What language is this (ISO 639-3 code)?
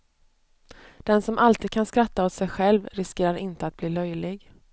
swe